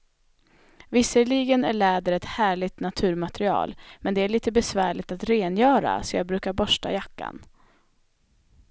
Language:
Swedish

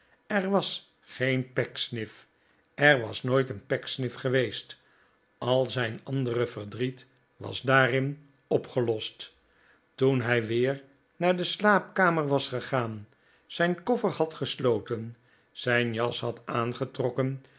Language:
Dutch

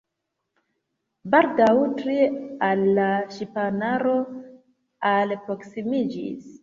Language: Esperanto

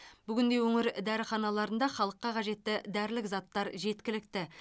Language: Kazakh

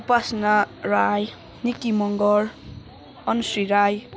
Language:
Nepali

